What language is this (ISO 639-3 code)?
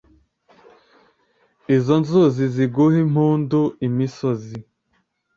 kin